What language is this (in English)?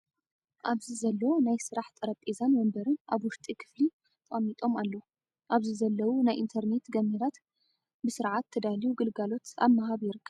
Tigrinya